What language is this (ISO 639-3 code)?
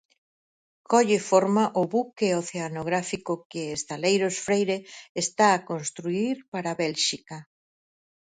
glg